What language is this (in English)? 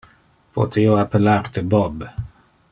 Interlingua